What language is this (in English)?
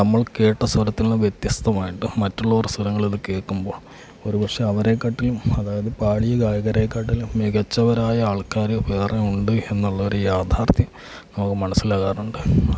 Malayalam